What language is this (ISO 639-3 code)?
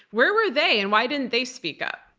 eng